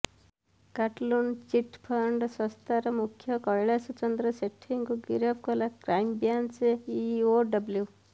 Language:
Odia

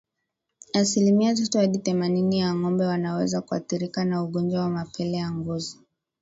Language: Swahili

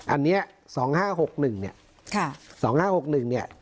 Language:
Thai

